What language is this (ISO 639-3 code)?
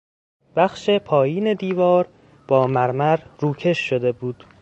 fas